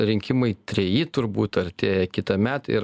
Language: Lithuanian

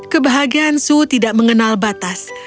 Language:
Indonesian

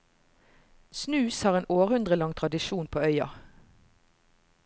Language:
Norwegian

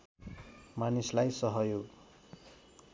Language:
Nepali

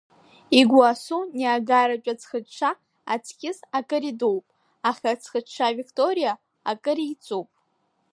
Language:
Abkhazian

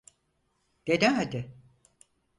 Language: Turkish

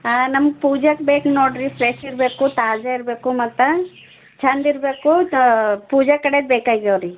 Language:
Kannada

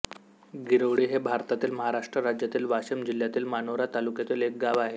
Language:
Marathi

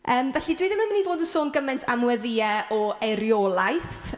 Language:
Welsh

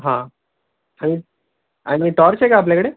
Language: Marathi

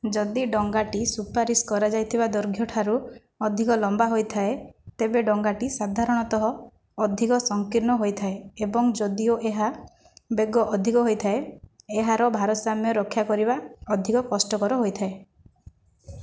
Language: Odia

